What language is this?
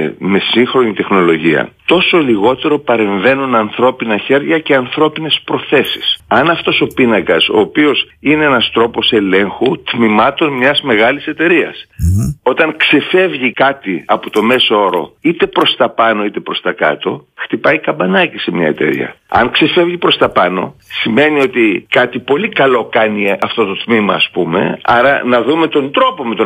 Greek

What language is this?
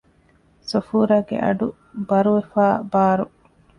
Divehi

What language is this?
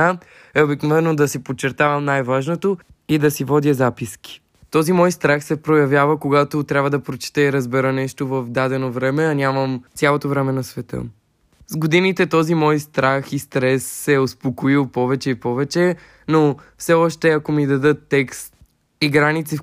Bulgarian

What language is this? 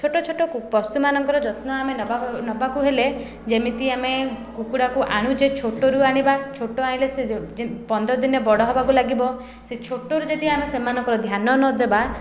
Odia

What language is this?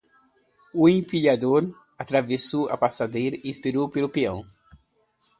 Portuguese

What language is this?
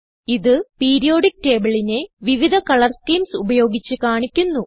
Malayalam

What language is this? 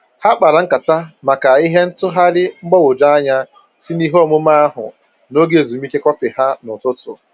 Igbo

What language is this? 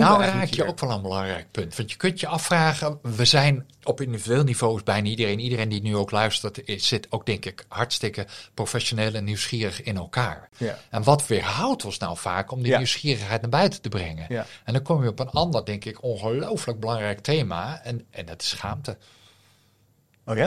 Dutch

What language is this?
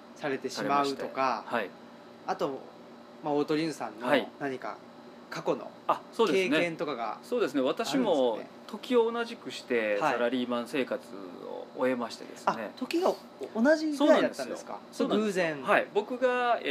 Japanese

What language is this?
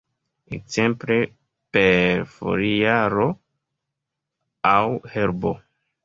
Esperanto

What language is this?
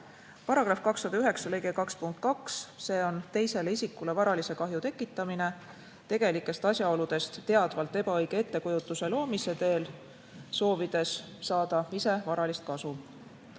Estonian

